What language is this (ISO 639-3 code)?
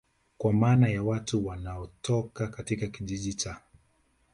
swa